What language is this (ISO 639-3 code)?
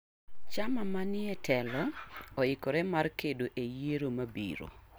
luo